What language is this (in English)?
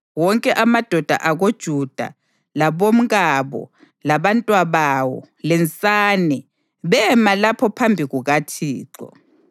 North Ndebele